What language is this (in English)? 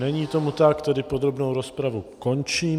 Czech